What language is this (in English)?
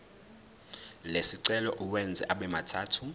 Zulu